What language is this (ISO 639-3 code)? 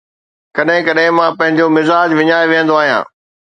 snd